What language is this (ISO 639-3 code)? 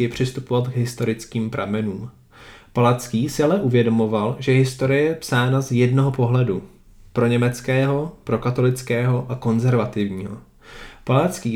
ces